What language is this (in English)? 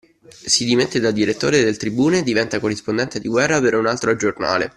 Italian